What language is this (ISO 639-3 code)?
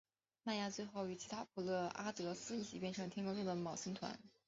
zho